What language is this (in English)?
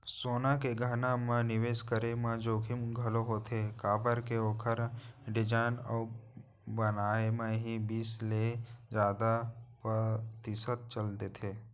Chhattisgarhi